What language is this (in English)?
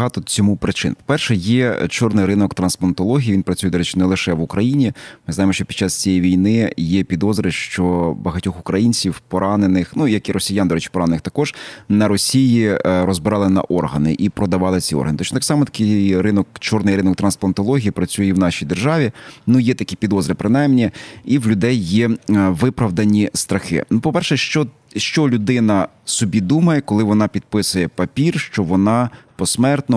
Ukrainian